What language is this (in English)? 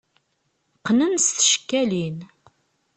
Kabyle